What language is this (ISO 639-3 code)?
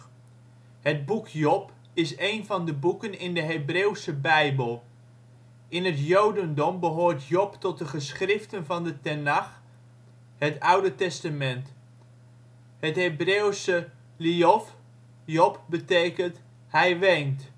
nld